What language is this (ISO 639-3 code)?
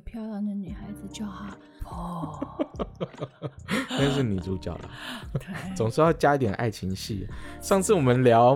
zho